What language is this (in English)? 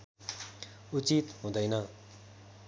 Nepali